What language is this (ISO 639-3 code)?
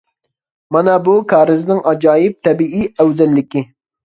uig